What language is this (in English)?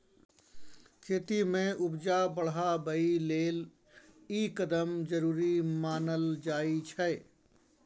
Maithili